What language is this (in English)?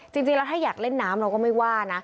Thai